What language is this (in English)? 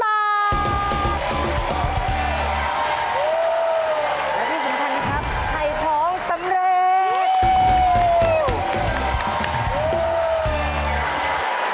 Thai